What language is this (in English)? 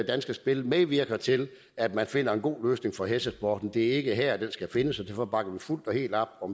Danish